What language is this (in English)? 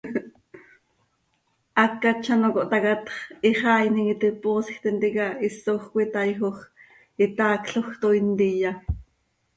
Seri